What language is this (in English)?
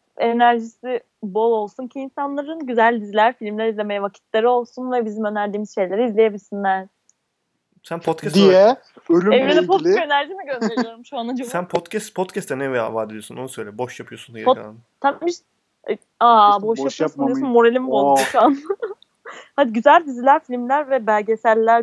Turkish